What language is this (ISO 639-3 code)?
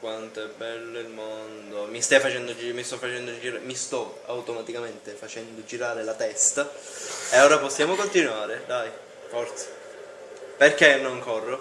ita